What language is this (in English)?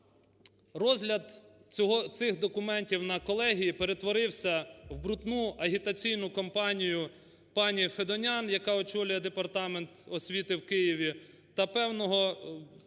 Ukrainian